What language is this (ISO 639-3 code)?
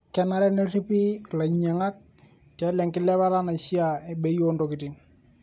mas